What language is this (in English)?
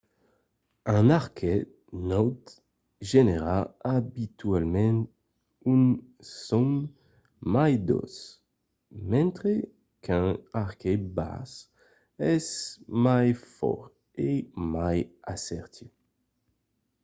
Occitan